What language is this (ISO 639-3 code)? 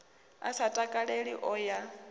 ven